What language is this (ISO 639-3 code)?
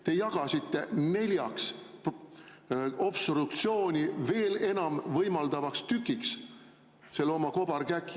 est